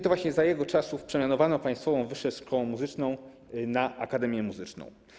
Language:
Polish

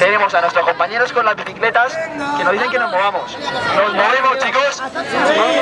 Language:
Spanish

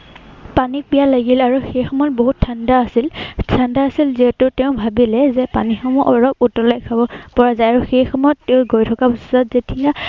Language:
Assamese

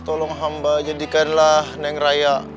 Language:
Indonesian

